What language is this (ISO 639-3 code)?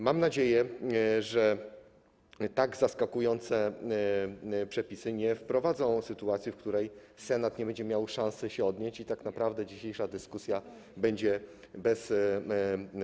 pol